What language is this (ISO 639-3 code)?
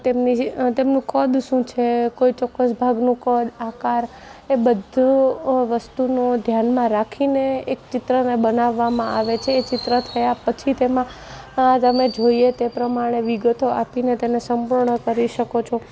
guj